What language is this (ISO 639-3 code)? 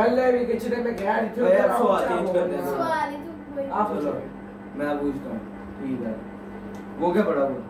hin